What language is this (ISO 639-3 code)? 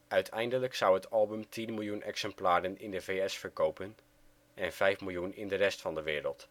nld